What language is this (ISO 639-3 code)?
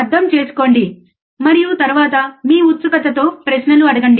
tel